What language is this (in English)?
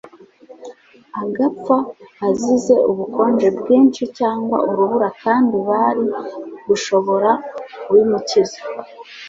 Kinyarwanda